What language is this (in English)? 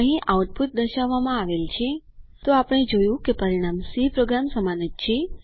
Gujarati